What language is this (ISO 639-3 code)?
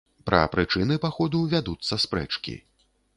bel